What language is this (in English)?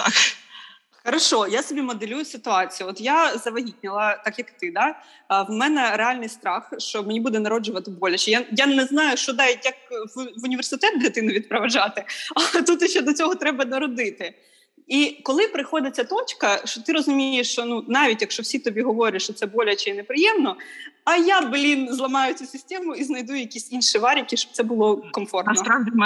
Ukrainian